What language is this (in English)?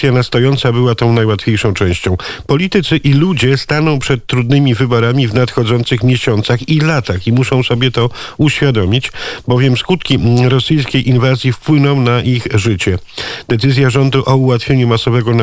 Polish